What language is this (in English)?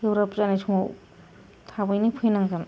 Bodo